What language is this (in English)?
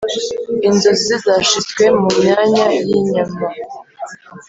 Kinyarwanda